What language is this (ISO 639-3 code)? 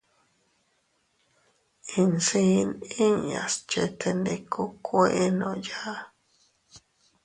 cut